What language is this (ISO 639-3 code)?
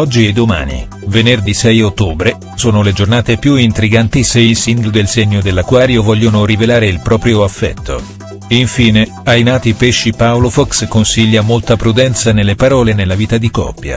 ita